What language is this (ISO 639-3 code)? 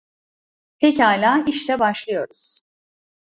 tur